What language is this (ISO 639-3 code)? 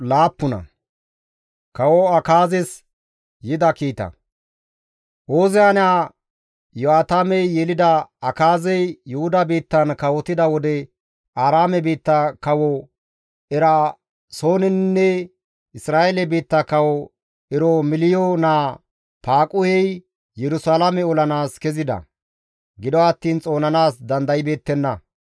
gmv